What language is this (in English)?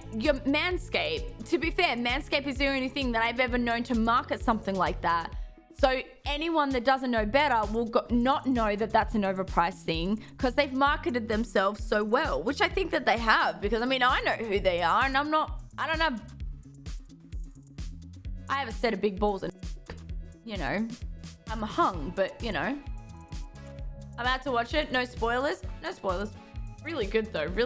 English